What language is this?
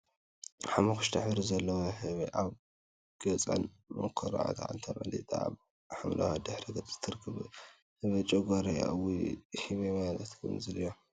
Tigrinya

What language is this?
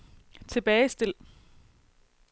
Danish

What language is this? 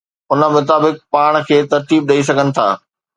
Sindhi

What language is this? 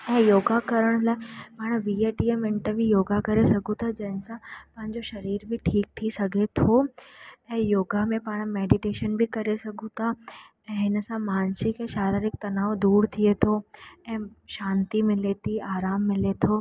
Sindhi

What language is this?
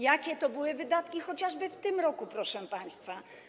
Polish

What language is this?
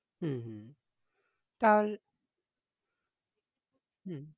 Bangla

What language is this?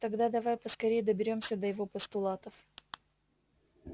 Russian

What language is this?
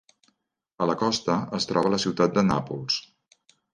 Catalan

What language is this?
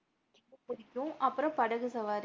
Tamil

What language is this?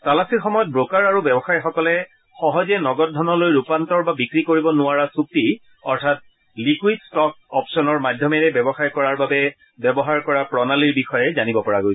Assamese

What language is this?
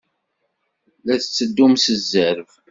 Kabyle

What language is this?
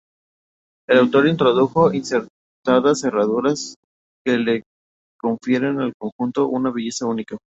Spanish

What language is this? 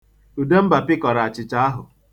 Igbo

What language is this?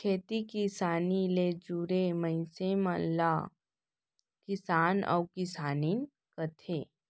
Chhattisgarhi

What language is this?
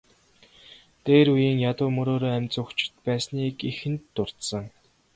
Mongolian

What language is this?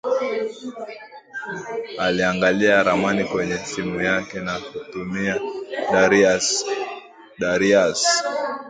Swahili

